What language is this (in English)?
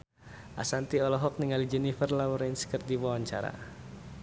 Sundanese